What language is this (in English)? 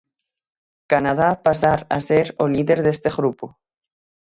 Galician